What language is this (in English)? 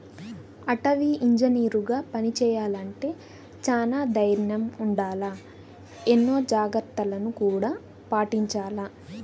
Telugu